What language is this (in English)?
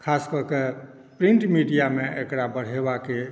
Maithili